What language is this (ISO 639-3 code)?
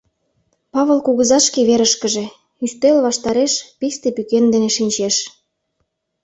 chm